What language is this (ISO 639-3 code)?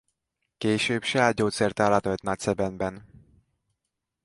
hun